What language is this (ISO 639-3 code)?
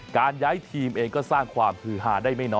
tha